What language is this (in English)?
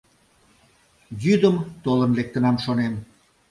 Mari